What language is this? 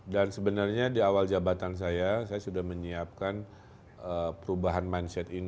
Indonesian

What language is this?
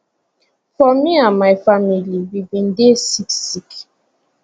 Nigerian Pidgin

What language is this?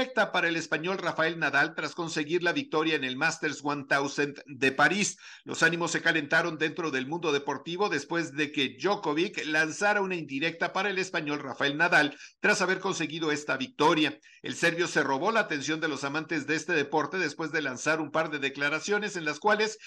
Spanish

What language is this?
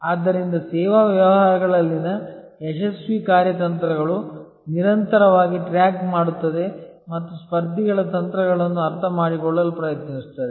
Kannada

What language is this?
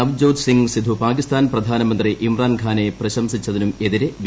Malayalam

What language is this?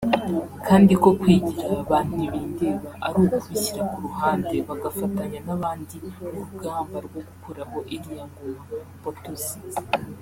Kinyarwanda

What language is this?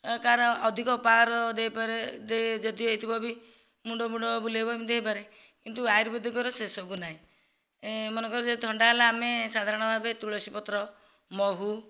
Odia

